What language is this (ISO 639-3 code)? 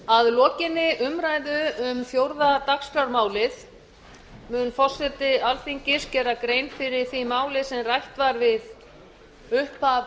isl